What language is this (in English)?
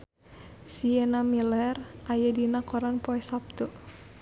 Sundanese